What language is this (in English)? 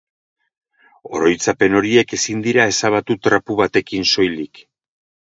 Basque